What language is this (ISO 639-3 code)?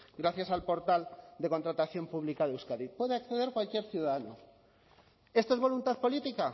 spa